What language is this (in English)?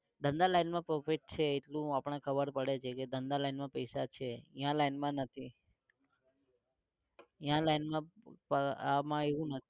Gujarati